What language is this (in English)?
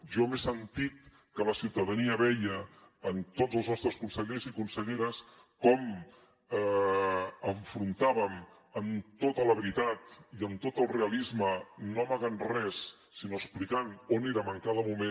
Catalan